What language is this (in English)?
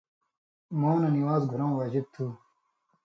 Indus Kohistani